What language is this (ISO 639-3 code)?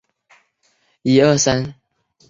zho